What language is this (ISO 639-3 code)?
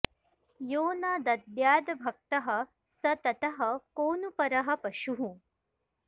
san